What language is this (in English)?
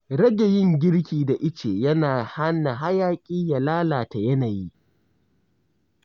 Hausa